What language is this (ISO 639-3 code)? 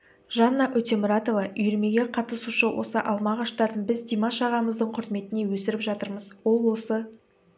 kaz